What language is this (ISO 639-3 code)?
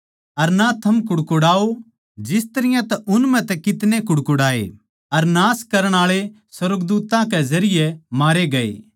bgc